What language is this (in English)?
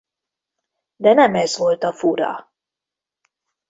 Hungarian